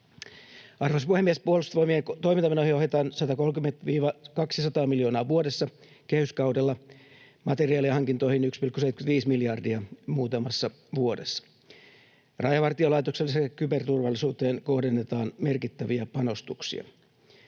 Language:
Finnish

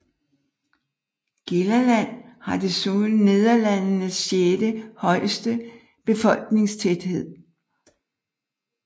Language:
Danish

